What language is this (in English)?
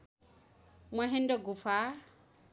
Nepali